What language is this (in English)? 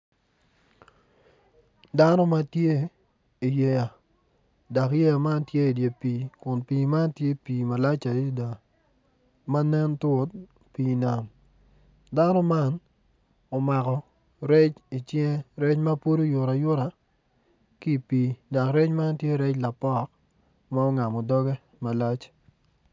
Acoli